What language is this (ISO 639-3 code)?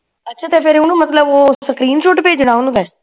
pan